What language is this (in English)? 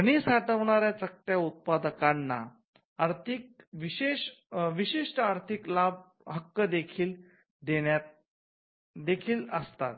Marathi